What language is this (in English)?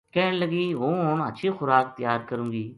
Gujari